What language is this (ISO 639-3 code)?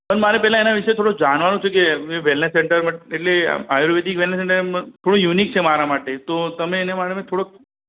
guj